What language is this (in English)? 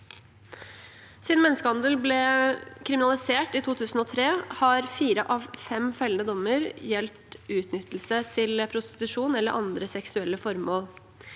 Norwegian